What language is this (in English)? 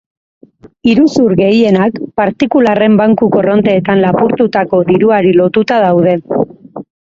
Basque